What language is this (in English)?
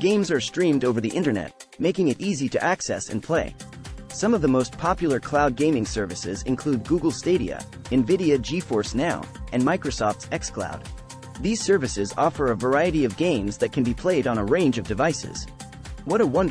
English